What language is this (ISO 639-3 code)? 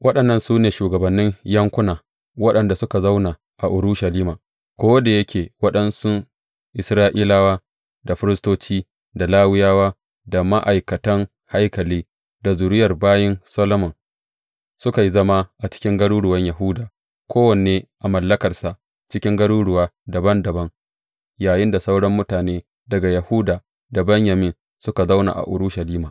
hau